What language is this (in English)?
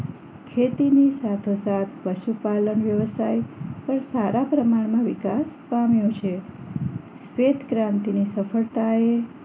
Gujarati